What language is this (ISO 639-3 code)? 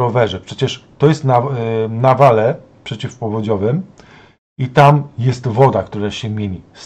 pol